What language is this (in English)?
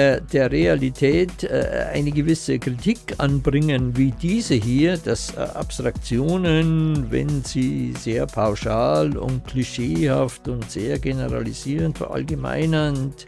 German